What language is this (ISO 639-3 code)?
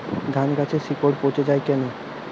ben